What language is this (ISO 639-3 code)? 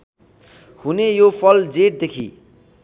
nep